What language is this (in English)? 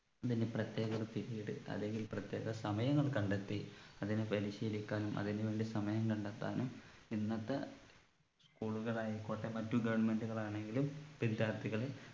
Malayalam